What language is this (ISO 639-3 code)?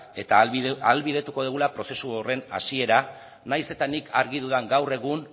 eus